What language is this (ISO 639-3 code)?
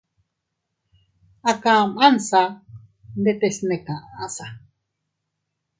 cut